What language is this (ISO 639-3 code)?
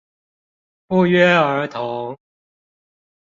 zho